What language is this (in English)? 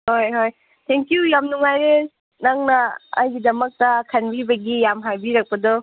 Manipuri